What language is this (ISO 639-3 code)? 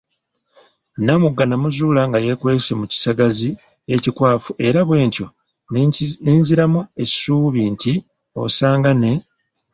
lug